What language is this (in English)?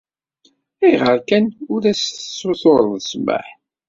Kabyle